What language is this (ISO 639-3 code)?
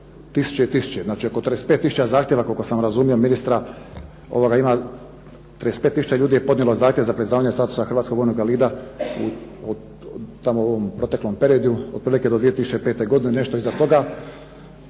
hrv